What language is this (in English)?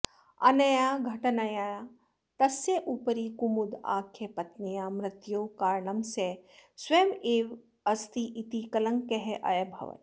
Sanskrit